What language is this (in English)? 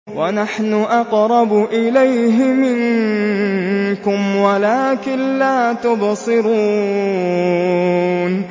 Arabic